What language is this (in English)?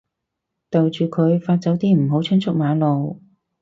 Cantonese